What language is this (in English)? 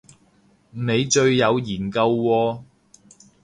Cantonese